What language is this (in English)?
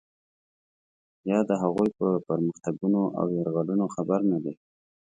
Pashto